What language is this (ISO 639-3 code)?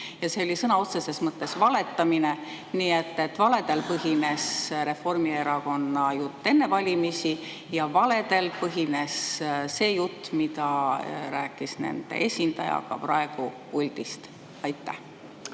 est